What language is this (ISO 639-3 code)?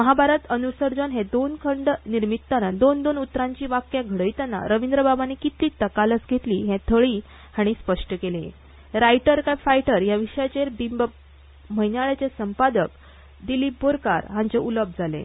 kok